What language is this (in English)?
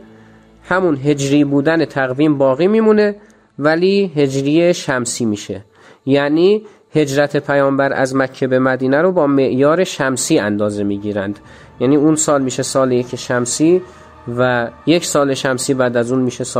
Persian